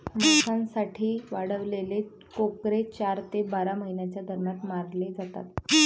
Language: Marathi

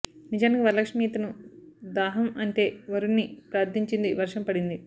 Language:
Telugu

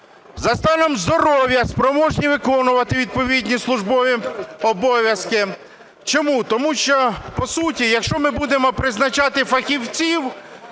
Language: Ukrainian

